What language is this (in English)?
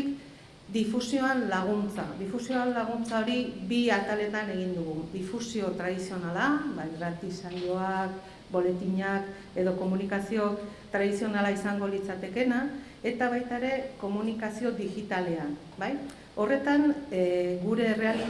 Spanish